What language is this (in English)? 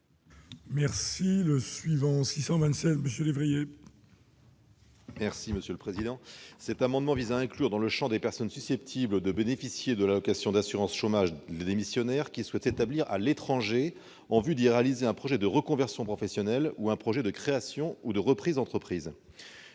French